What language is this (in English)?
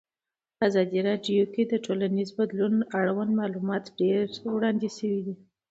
Pashto